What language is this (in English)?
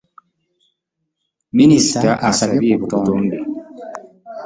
Ganda